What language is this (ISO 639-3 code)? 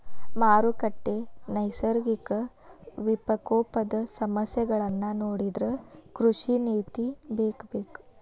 kan